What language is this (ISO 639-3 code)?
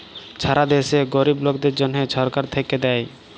ben